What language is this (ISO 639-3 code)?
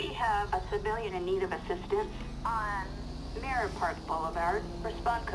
nld